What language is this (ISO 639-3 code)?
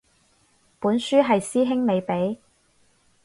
yue